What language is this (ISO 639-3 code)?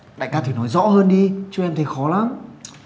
vie